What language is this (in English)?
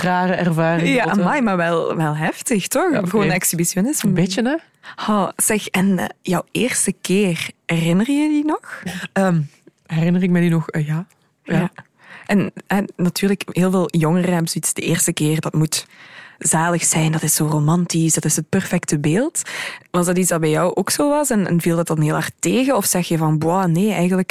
Dutch